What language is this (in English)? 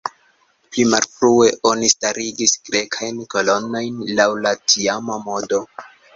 Esperanto